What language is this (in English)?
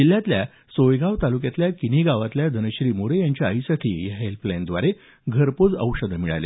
Marathi